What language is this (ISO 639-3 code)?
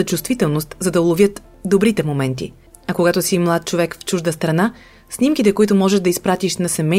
bul